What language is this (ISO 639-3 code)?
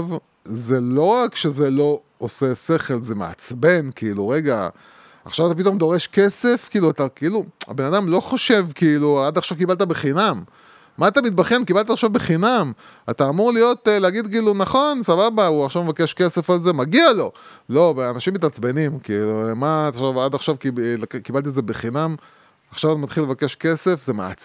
heb